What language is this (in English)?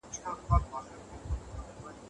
Pashto